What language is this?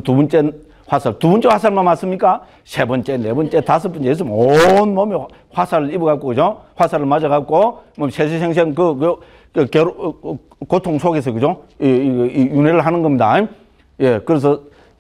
Korean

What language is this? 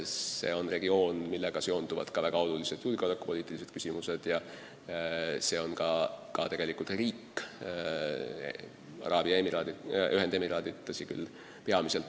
Estonian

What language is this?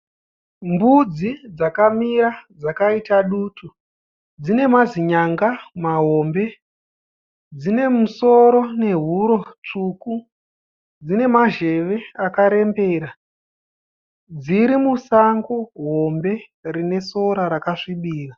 Shona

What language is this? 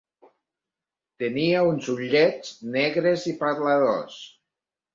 Catalan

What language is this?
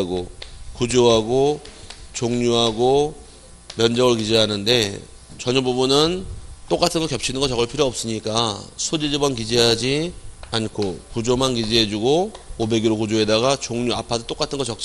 Korean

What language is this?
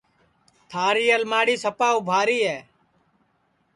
Sansi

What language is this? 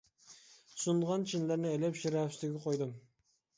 Uyghur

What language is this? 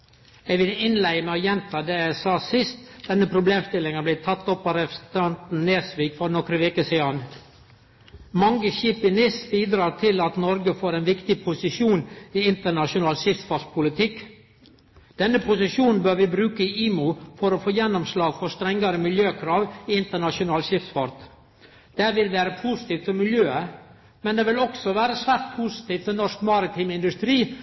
Norwegian Nynorsk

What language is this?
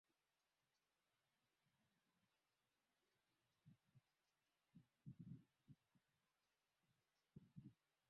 Swahili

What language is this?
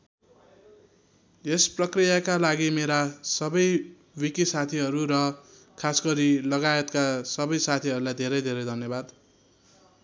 Nepali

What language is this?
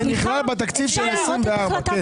Hebrew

